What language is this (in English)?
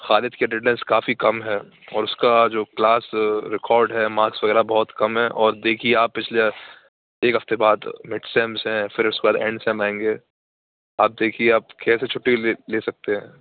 Urdu